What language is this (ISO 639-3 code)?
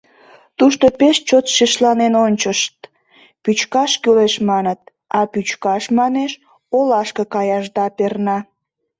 chm